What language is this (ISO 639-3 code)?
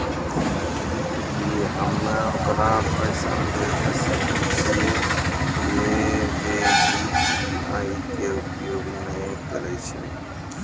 mai